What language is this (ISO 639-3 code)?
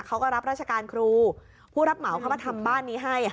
tha